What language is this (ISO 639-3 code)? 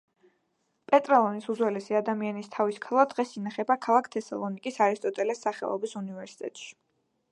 kat